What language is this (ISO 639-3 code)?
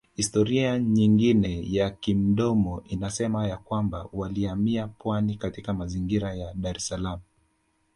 swa